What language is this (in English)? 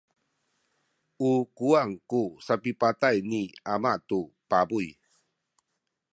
Sakizaya